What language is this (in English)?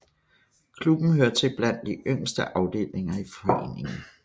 Danish